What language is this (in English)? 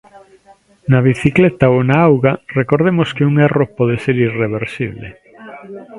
Galician